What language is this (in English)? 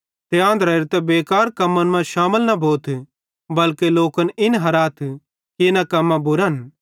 Bhadrawahi